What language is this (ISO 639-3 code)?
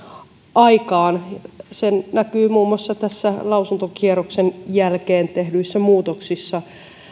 fin